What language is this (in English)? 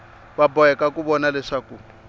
Tsonga